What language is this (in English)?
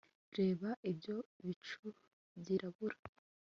Kinyarwanda